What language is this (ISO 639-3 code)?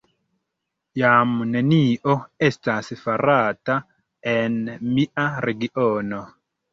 epo